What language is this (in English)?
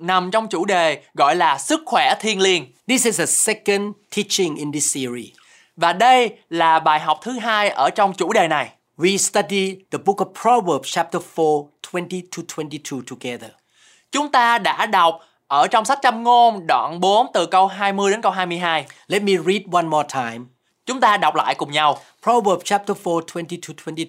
Vietnamese